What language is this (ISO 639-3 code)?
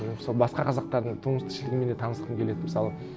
kaz